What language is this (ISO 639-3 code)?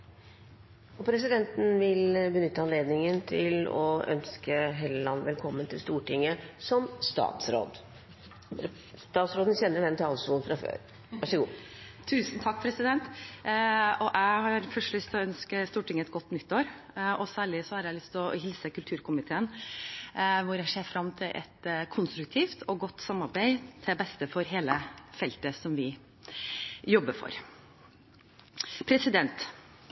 nob